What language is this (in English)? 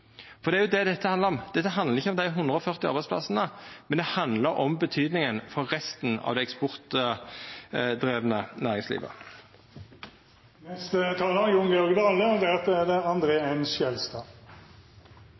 Norwegian Nynorsk